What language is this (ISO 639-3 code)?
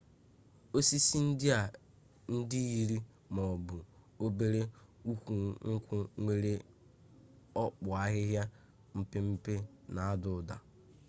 ibo